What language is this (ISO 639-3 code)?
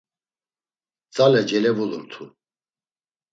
lzz